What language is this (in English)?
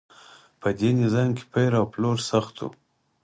Pashto